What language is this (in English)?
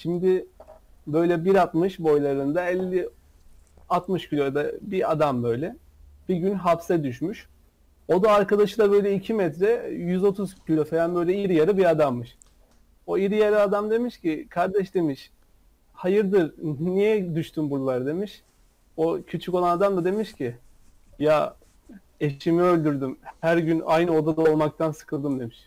Turkish